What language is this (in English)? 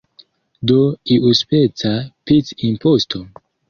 Esperanto